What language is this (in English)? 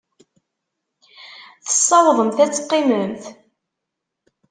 Kabyle